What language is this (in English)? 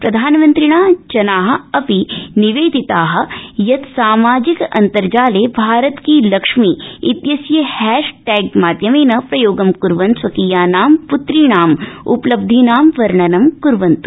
Sanskrit